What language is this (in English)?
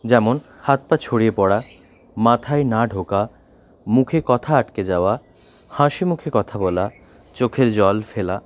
Bangla